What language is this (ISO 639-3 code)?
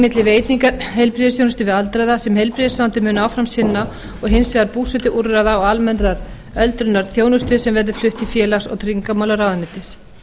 isl